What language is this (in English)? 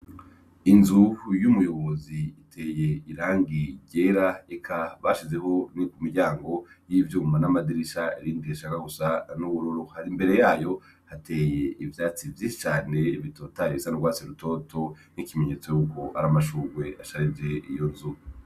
Rundi